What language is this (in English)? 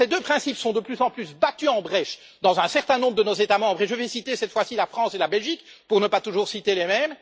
French